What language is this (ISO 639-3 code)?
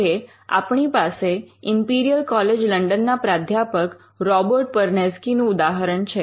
guj